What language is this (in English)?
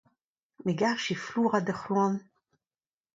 Breton